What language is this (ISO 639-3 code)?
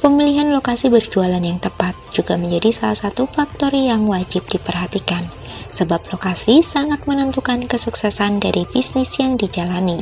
ind